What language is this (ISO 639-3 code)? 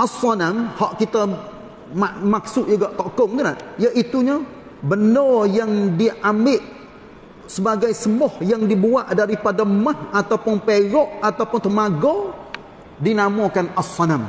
msa